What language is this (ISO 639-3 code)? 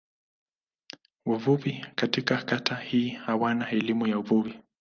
swa